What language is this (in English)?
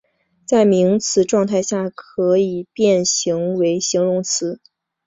Chinese